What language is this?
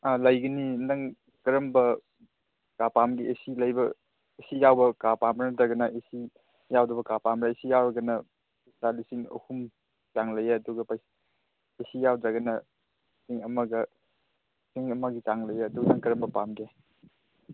Manipuri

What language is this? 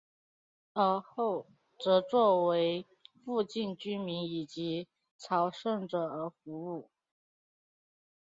Chinese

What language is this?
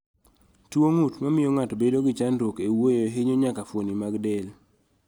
Luo (Kenya and Tanzania)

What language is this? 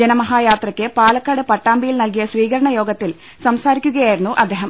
Malayalam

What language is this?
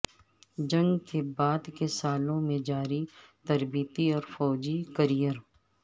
Urdu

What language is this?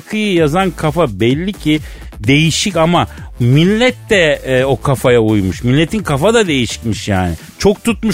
Turkish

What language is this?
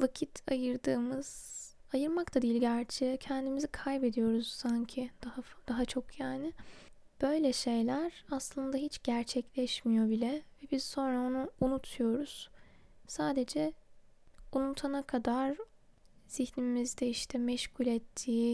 Turkish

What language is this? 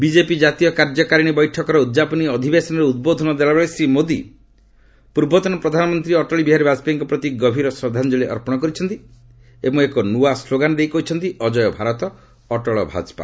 Odia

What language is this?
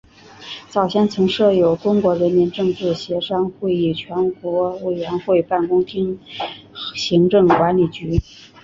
Chinese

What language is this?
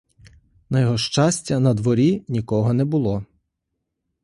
Ukrainian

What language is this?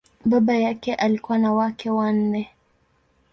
Swahili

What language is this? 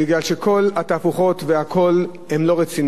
Hebrew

